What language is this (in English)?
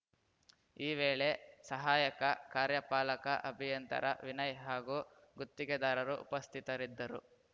Kannada